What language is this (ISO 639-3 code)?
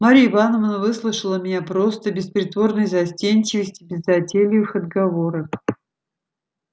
rus